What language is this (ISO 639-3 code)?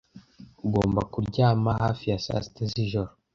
kin